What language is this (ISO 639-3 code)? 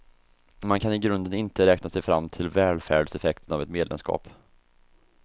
swe